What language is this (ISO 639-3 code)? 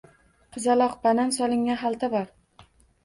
uzb